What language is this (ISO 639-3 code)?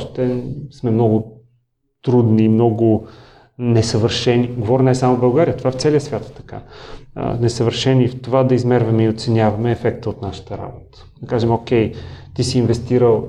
bul